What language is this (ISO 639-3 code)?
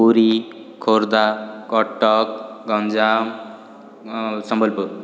ori